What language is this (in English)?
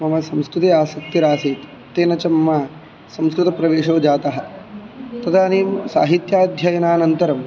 Sanskrit